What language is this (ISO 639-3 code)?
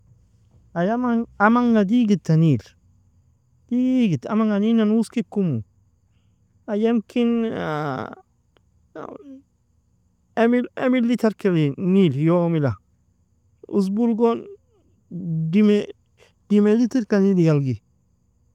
fia